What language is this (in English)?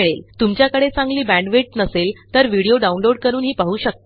Marathi